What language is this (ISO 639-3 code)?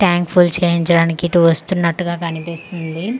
tel